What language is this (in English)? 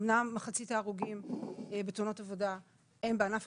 Hebrew